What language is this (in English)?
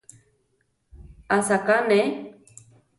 Central Tarahumara